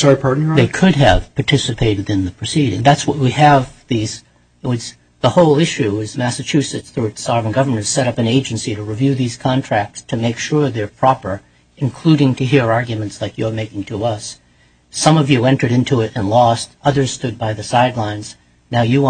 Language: English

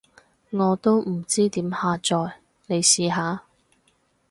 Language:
Cantonese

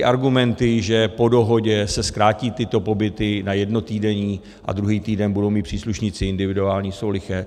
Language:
Czech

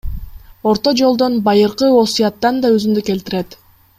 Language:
Kyrgyz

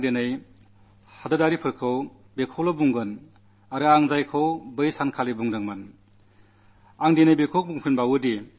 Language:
Malayalam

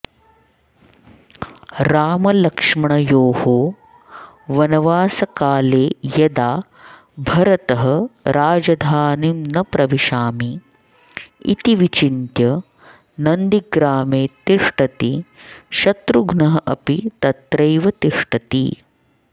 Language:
Sanskrit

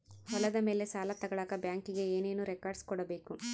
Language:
Kannada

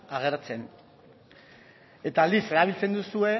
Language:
Basque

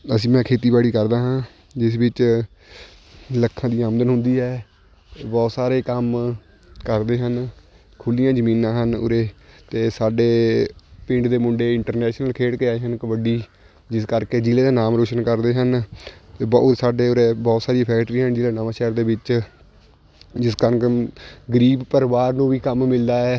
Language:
Punjabi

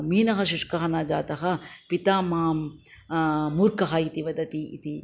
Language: Sanskrit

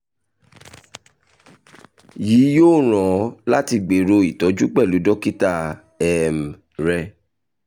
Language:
Yoruba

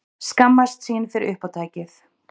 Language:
Icelandic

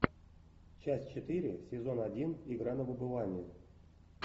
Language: Russian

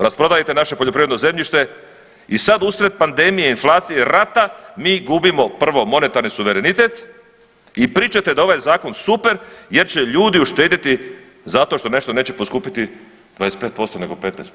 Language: Croatian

